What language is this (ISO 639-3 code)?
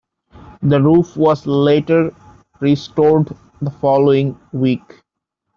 eng